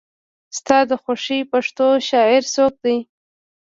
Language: Pashto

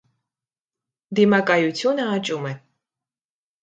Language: Armenian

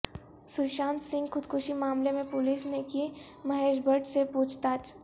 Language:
Urdu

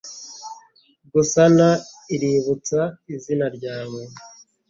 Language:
Kinyarwanda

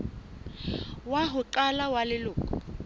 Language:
Southern Sotho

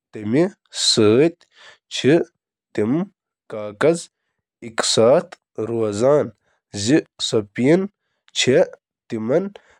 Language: Kashmiri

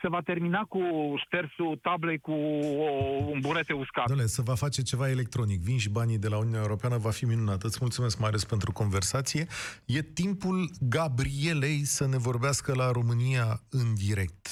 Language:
Romanian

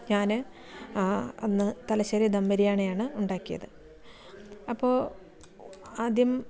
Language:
Malayalam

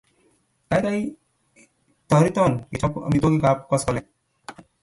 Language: Kalenjin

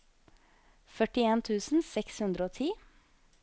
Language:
Norwegian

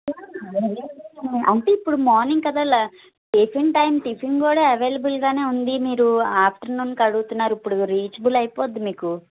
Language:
Telugu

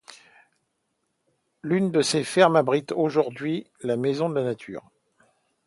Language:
French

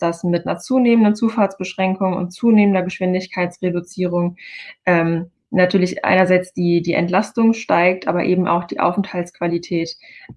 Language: German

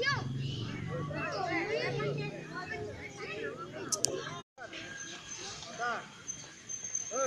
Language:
Indonesian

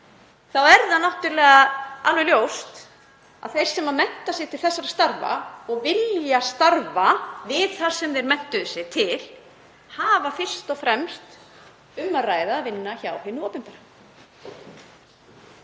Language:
Icelandic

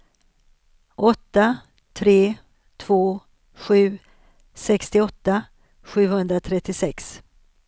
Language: Swedish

